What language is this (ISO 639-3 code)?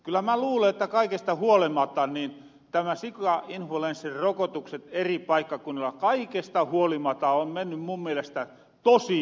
fin